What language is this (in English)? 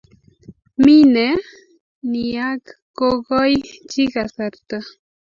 Kalenjin